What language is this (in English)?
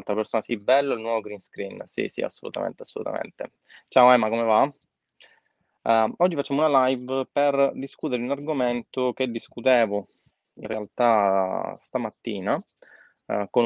Italian